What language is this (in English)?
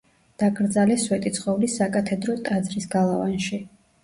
Georgian